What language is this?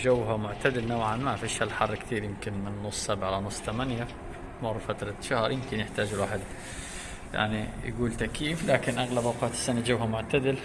Arabic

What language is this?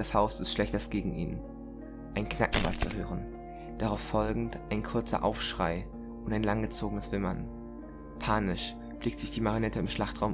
German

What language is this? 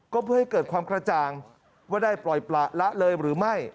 Thai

